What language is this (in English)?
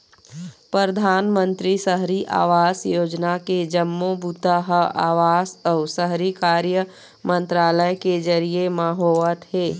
Chhattisgarhi